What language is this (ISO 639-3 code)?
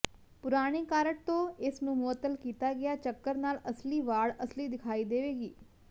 pan